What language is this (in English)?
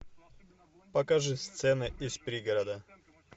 Russian